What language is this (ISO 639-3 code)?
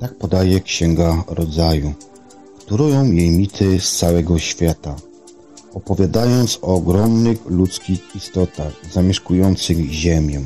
pol